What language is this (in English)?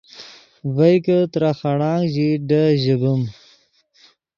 Yidgha